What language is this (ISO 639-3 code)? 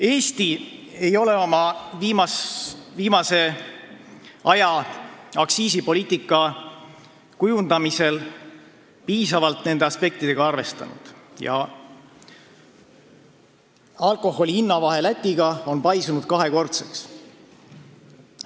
est